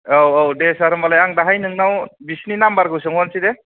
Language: Bodo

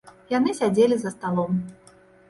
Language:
Belarusian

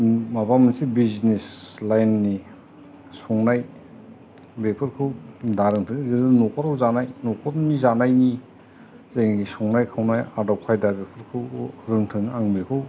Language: Bodo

